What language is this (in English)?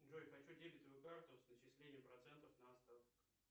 Russian